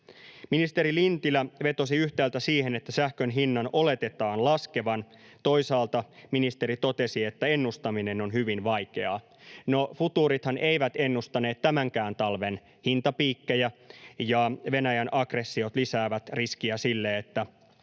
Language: Finnish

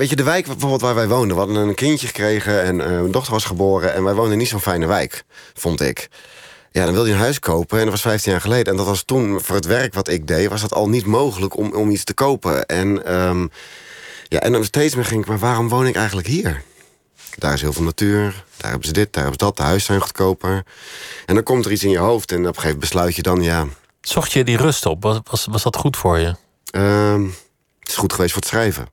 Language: Dutch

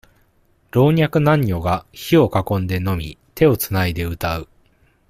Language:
Japanese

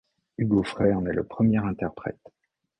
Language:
French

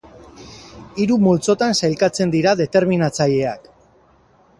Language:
Basque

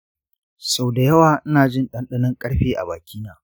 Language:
Hausa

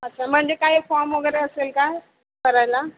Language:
Marathi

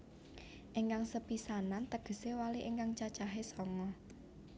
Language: Javanese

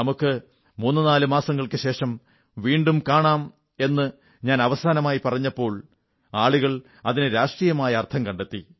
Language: Malayalam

